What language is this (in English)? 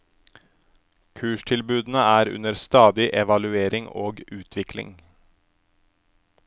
Norwegian